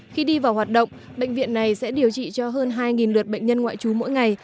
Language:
Vietnamese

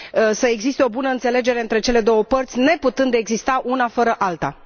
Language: Romanian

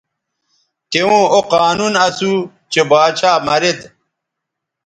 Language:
Bateri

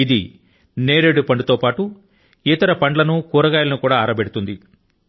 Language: Telugu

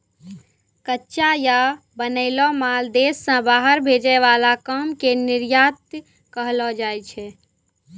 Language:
Maithili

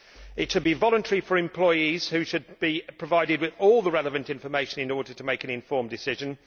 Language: English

